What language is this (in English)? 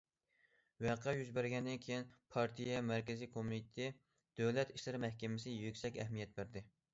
Uyghur